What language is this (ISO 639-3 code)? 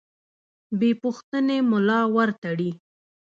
pus